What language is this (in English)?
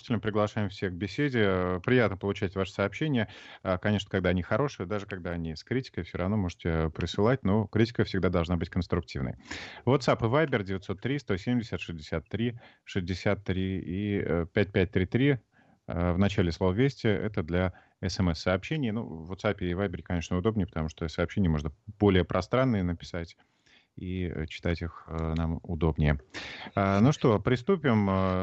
Russian